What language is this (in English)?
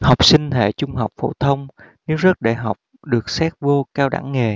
Vietnamese